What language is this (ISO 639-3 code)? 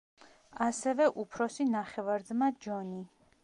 kat